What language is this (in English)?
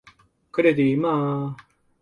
Cantonese